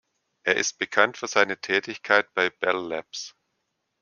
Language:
German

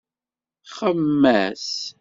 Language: Kabyle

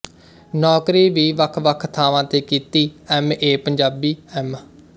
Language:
Punjabi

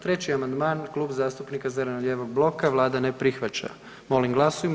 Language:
Croatian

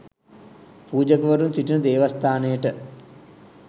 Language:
Sinhala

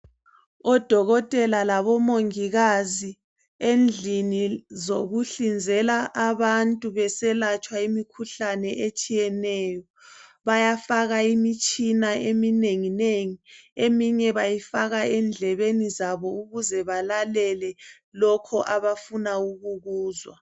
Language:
North Ndebele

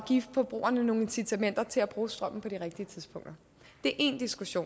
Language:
Danish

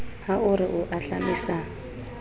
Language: Southern Sotho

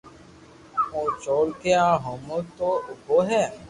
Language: Loarki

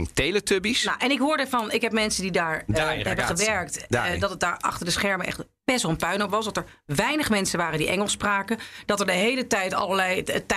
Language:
Dutch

